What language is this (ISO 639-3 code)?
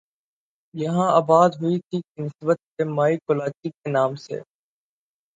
urd